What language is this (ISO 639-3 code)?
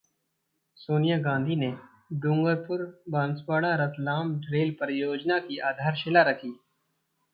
hin